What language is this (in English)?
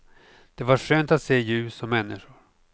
Swedish